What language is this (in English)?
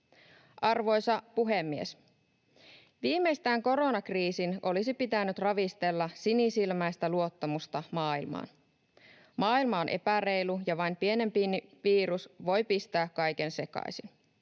Finnish